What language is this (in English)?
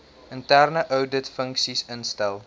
Afrikaans